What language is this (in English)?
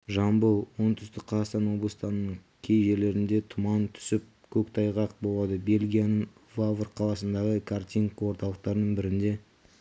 Kazakh